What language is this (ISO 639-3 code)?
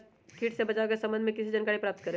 mag